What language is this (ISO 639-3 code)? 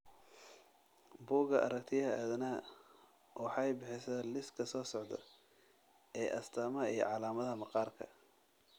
som